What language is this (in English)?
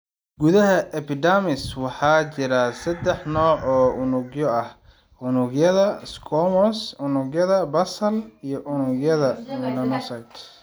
Somali